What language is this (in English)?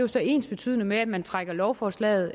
Danish